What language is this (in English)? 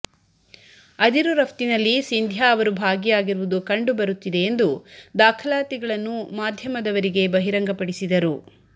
Kannada